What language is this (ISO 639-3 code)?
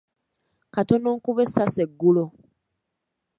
lug